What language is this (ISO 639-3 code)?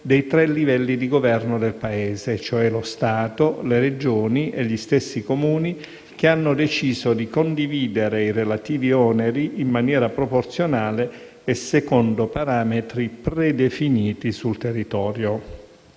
ita